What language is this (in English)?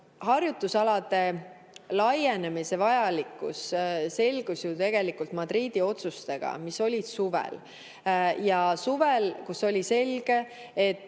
Estonian